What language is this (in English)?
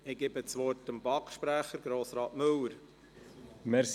Swiss German